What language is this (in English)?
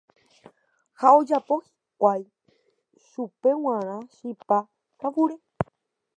Guarani